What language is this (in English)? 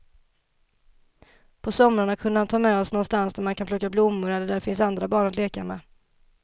Swedish